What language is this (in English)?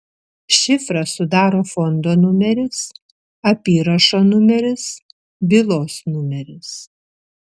Lithuanian